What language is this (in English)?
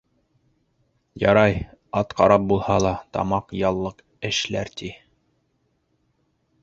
Bashkir